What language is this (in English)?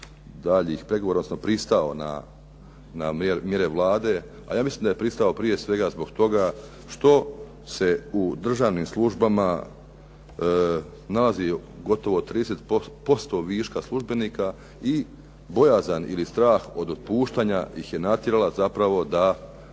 Croatian